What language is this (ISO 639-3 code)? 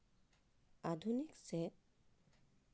sat